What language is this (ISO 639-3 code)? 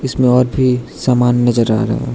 hin